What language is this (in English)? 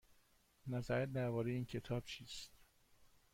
Persian